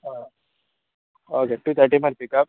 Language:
Konkani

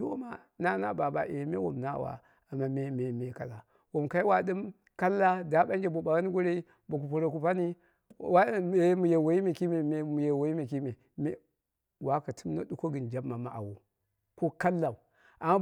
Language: Dera (Nigeria)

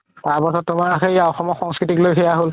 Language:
Assamese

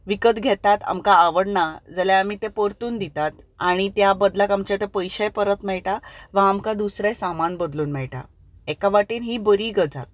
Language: Konkani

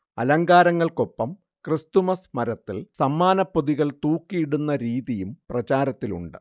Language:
Malayalam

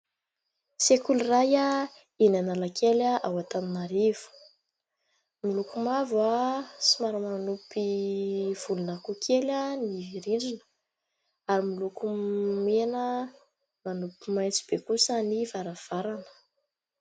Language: Malagasy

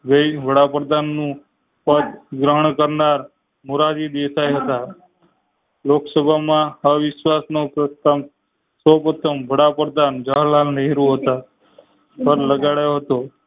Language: Gujarati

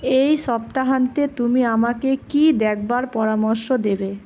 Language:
Bangla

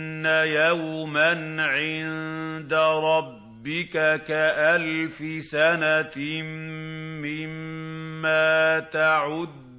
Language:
Arabic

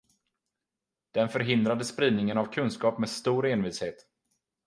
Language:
Swedish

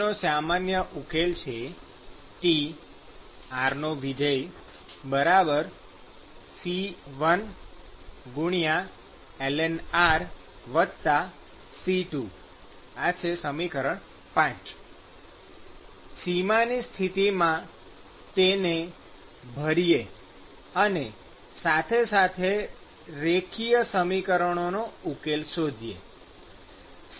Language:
Gujarati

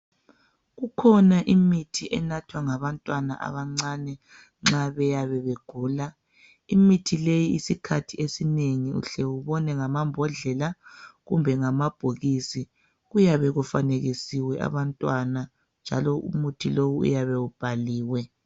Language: North Ndebele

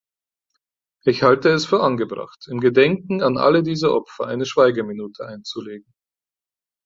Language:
German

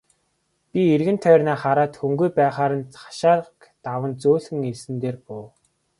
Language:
Mongolian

